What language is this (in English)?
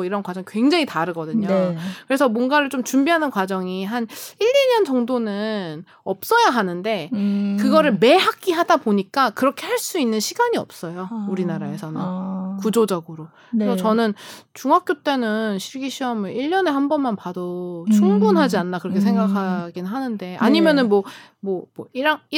Korean